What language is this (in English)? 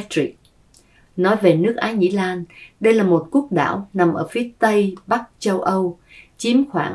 Vietnamese